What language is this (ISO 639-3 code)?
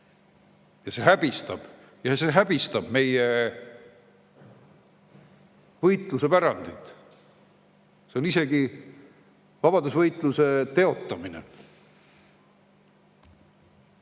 est